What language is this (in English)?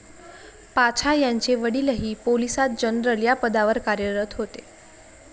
Marathi